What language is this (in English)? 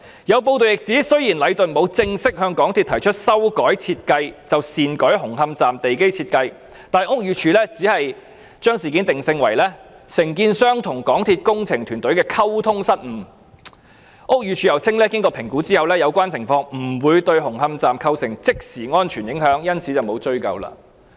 Cantonese